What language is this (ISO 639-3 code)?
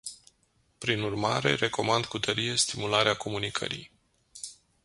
ron